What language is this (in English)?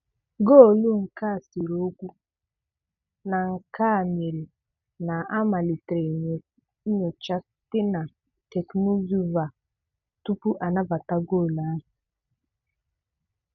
Igbo